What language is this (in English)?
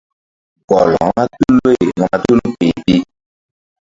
Mbum